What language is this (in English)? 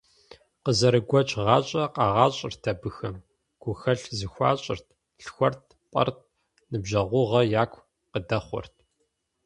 Kabardian